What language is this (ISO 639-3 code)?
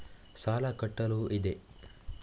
kan